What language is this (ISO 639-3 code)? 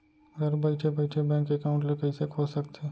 hne